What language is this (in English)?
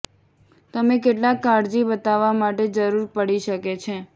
Gujarati